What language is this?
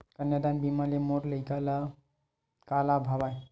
Chhattisgarhi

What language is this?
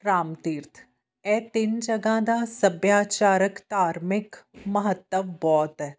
Punjabi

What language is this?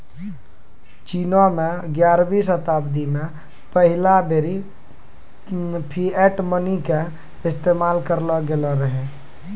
Maithili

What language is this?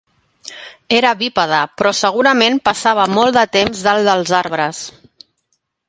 Catalan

